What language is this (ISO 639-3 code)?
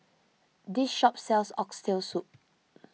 eng